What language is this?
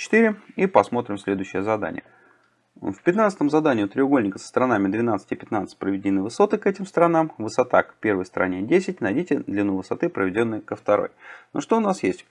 Russian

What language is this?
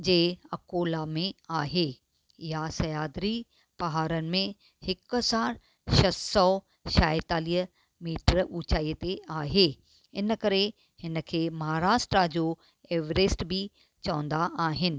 Sindhi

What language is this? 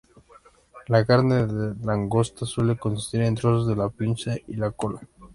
Spanish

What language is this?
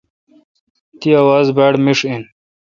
Kalkoti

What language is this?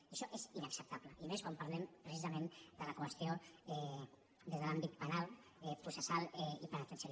Catalan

